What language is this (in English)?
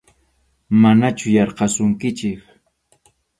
Arequipa-La Unión Quechua